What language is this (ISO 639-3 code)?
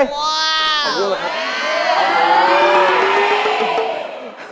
tha